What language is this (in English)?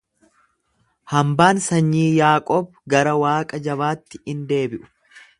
Oromo